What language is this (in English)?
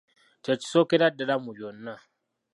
Ganda